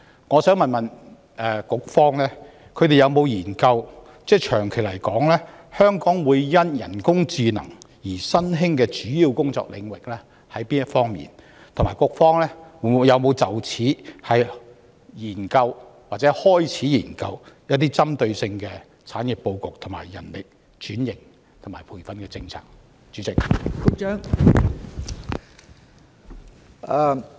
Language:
Cantonese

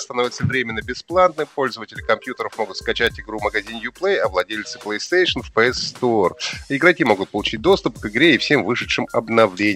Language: Russian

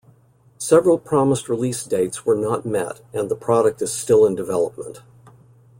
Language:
English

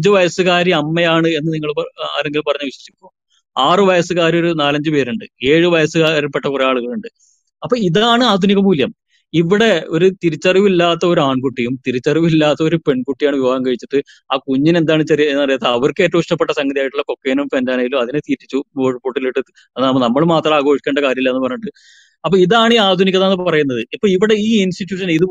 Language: Malayalam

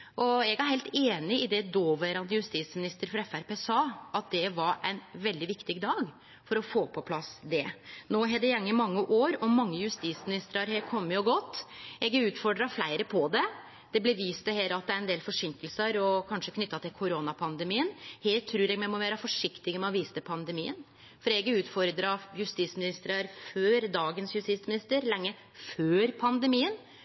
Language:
Norwegian Nynorsk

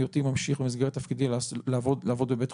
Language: Hebrew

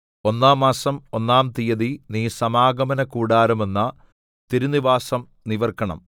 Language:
Malayalam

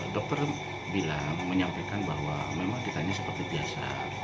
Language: Indonesian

